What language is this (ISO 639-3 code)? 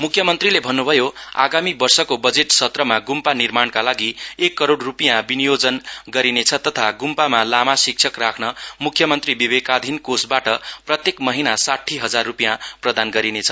nep